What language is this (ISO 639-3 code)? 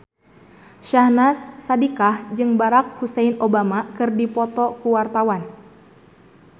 sun